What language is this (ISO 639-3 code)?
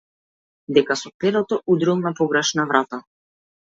mkd